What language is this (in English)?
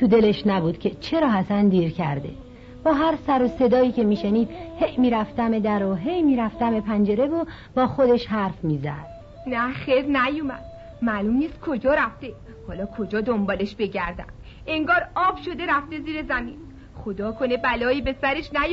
Persian